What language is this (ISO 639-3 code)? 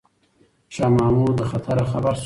pus